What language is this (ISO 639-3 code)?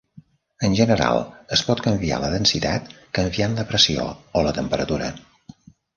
cat